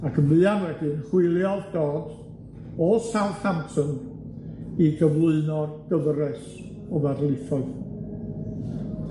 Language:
Welsh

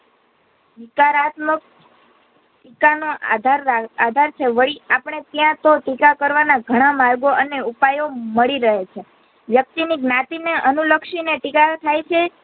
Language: Gujarati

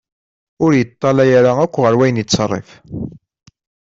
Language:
Kabyle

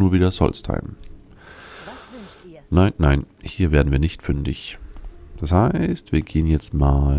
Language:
German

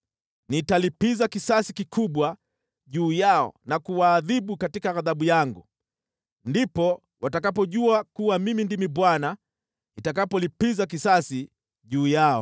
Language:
Swahili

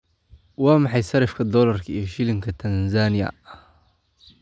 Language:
Somali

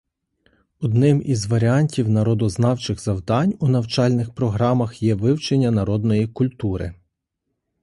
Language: Ukrainian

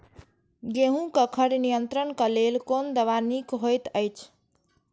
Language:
Maithili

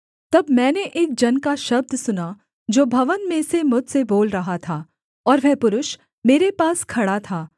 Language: Hindi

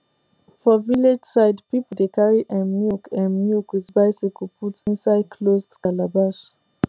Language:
Nigerian Pidgin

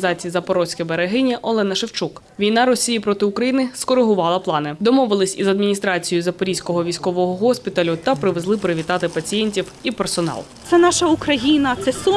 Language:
Ukrainian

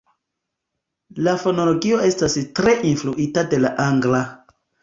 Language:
Esperanto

